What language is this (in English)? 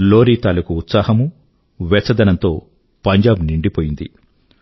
Telugu